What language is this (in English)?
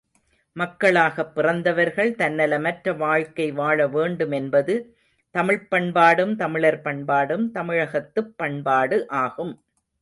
Tamil